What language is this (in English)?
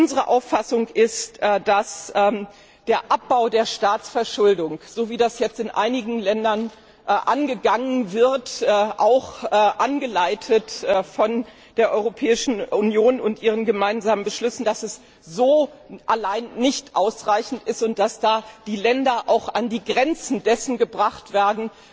German